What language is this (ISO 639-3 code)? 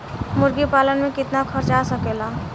bho